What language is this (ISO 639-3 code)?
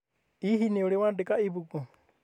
kik